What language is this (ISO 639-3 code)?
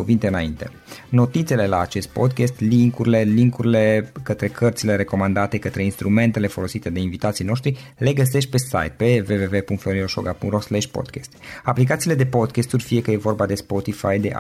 ron